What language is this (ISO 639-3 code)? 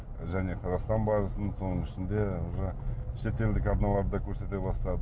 kaz